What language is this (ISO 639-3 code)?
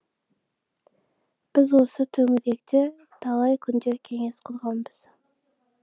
kaz